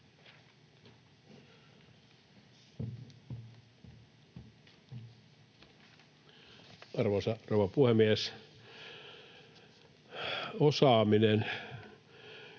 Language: Finnish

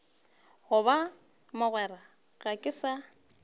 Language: Northern Sotho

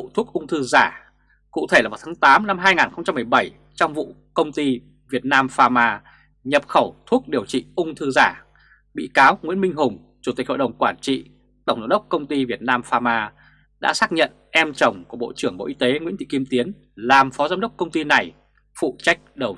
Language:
Vietnamese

